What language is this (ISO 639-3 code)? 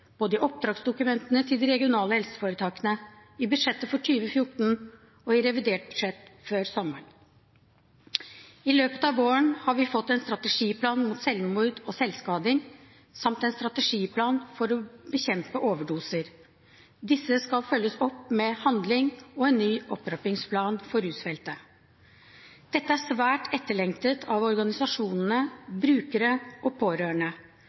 nob